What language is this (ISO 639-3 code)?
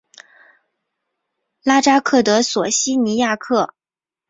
zho